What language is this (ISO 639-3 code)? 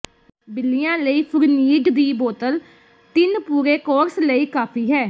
pan